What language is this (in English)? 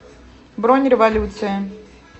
Russian